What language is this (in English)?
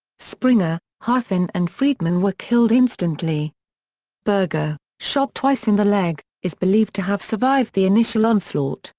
English